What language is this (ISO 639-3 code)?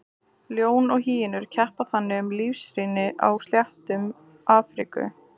isl